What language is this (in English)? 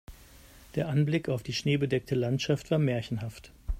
German